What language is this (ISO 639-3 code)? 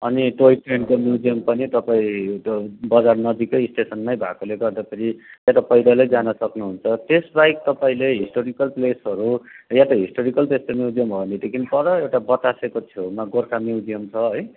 nep